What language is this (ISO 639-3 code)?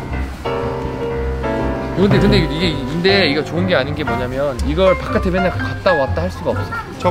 kor